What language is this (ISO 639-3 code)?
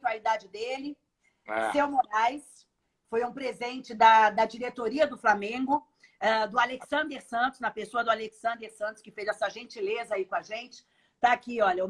por